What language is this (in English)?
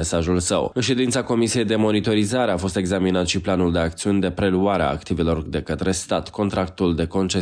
Romanian